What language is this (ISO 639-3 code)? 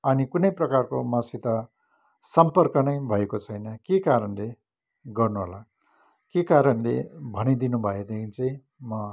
nep